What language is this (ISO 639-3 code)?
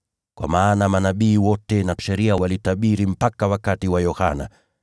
swa